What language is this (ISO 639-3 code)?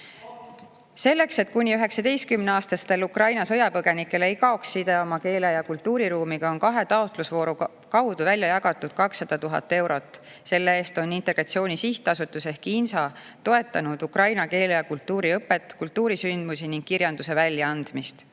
est